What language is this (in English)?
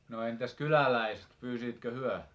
Finnish